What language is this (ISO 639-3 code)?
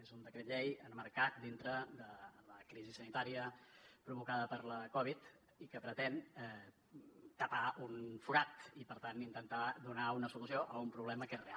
cat